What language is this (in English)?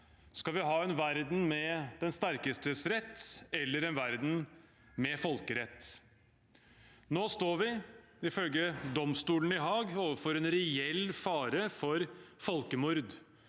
Norwegian